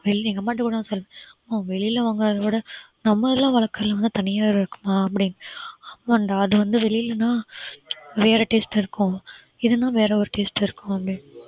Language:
Tamil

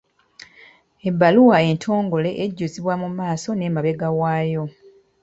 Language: Ganda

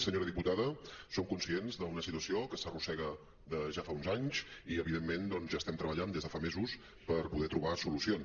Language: Catalan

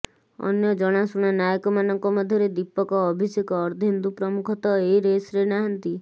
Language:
Odia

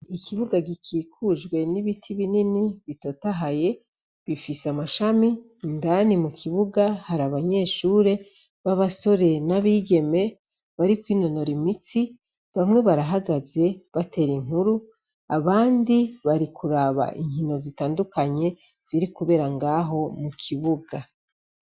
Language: Rundi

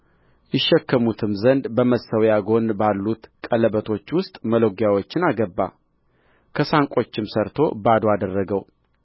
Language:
Amharic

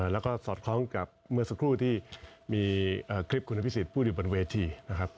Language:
Thai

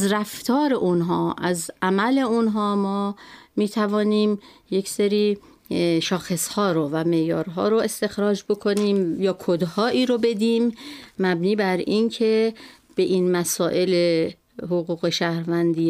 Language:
Persian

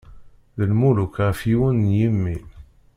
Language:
Kabyle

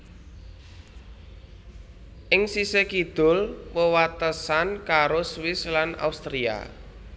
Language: Javanese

